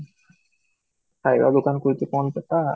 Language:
Odia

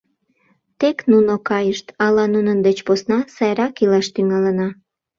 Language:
Mari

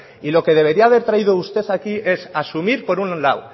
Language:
Spanish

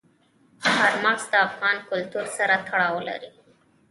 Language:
Pashto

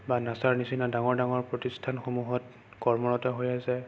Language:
Assamese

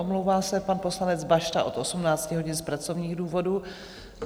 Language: Czech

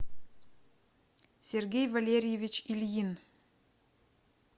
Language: Russian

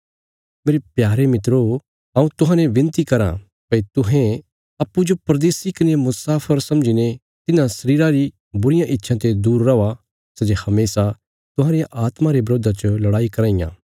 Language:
Bilaspuri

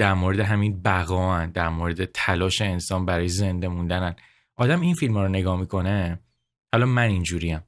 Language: Persian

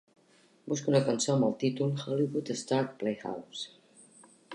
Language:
Catalan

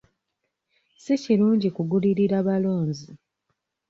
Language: Ganda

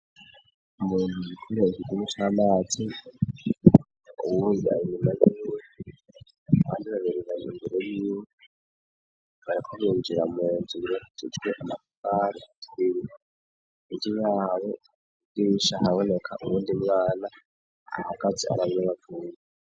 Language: Rundi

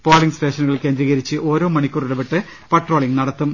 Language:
Malayalam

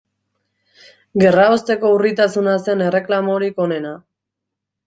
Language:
Basque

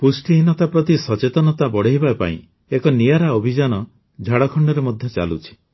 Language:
Odia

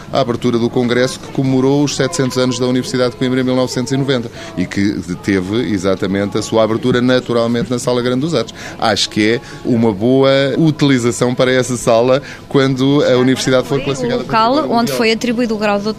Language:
Portuguese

